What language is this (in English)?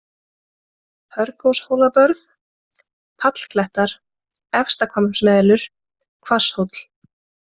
Icelandic